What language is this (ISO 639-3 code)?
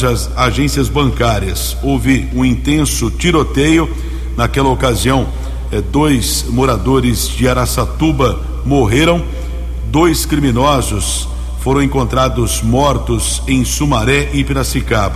por